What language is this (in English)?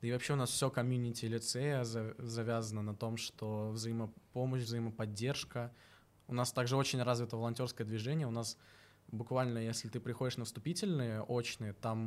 Russian